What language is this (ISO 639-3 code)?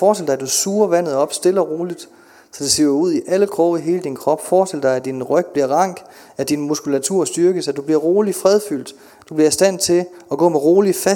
dan